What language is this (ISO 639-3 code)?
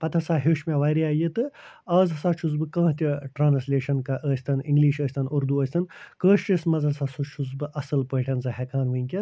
kas